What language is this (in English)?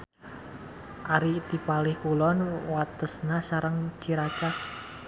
Sundanese